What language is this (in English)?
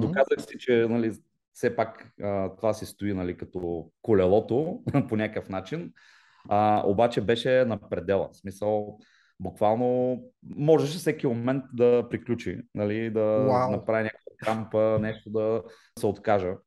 Bulgarian